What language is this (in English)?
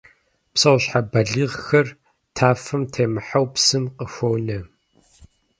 Kabardian